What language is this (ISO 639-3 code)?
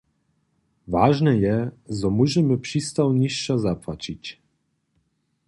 hsb